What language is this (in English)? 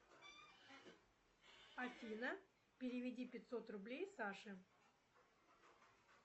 Russian